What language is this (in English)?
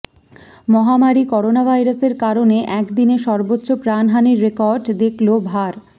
Bangla